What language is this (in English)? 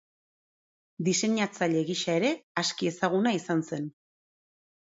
Basque